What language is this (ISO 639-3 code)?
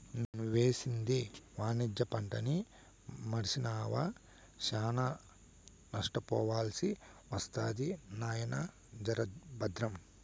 tel